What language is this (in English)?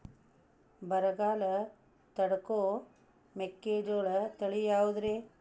Kannada